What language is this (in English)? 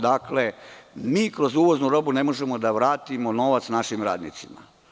Serbian